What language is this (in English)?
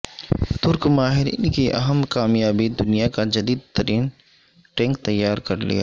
Urdu